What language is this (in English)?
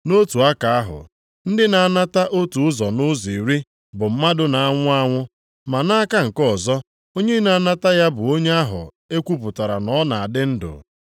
Igbo